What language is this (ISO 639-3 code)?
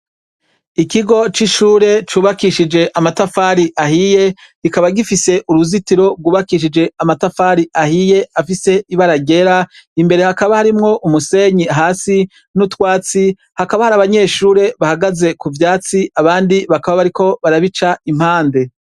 run